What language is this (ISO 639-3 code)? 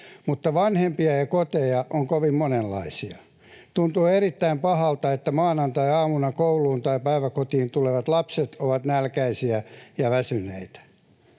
fin